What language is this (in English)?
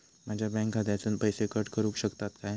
Marathi